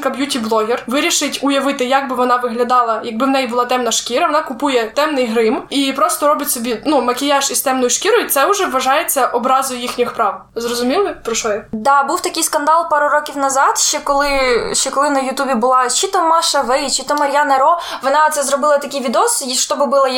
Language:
Ukrainian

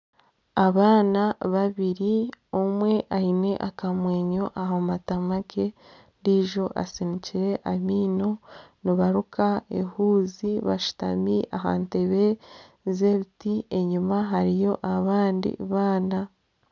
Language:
Nyankole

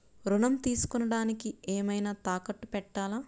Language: Telugu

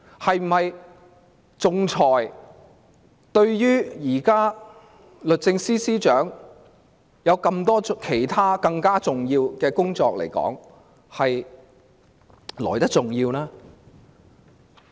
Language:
Cantonese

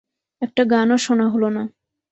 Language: Bangla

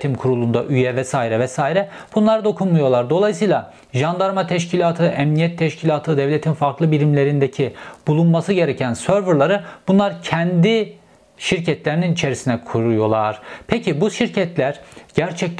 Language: Turkish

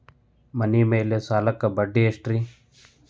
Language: Kannada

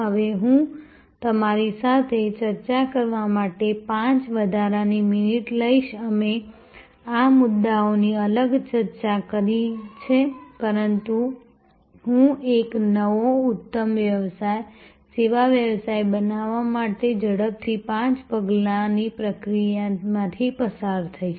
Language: Gujarati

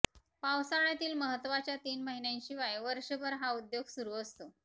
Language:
Marathi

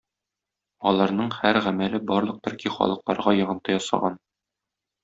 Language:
Tatar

